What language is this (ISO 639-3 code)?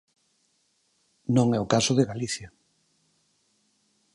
glg